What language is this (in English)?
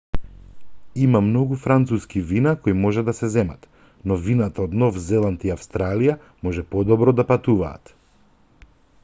Macedonian